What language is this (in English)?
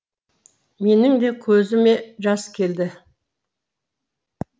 Kazakh